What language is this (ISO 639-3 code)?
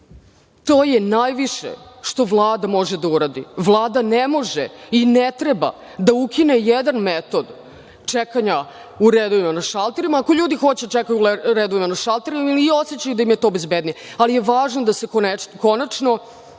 srp